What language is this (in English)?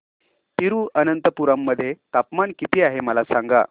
Marathi